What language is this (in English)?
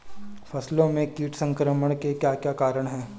Hindi